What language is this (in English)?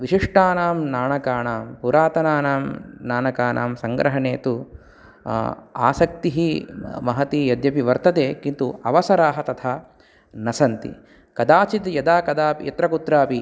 Sanskrit